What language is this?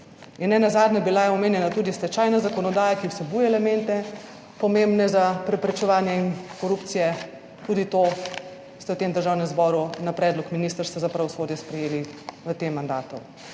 Slovenian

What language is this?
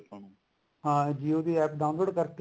Punjabi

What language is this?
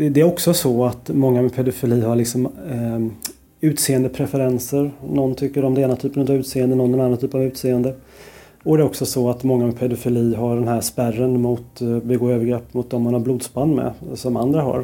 Swedish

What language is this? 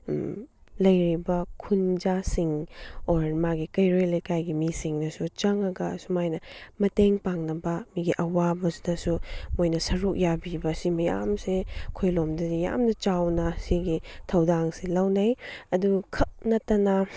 Manipuri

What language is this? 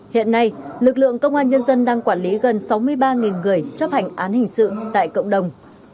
Vietnamese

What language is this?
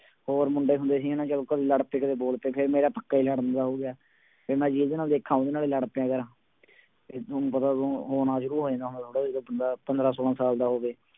Punjabi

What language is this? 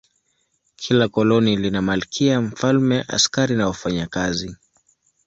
Swahili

